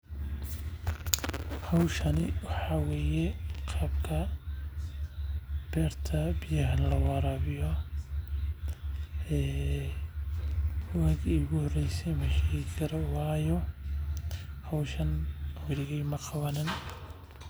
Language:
Somali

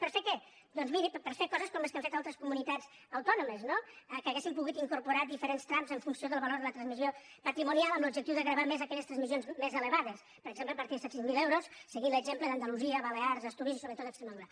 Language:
Catalan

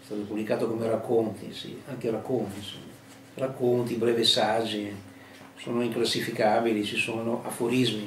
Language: Italian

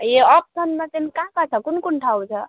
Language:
Nepali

